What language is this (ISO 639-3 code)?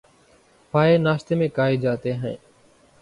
urd